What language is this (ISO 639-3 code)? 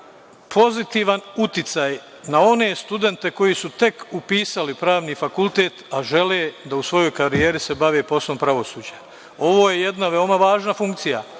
srp